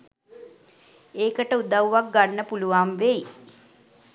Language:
Sinhala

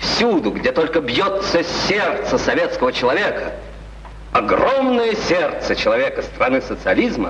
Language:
Russian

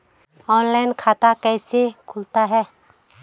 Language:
Hindi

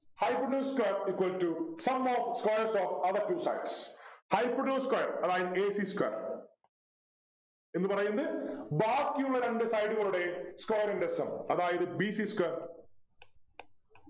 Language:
Malayalam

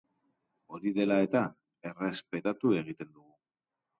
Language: Basque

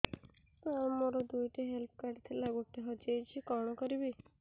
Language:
Odia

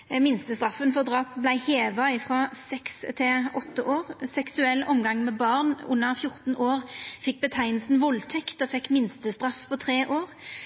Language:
Norwegian Nynorsk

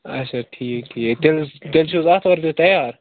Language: Kashmiri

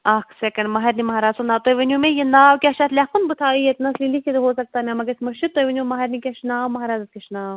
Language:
Kashmiri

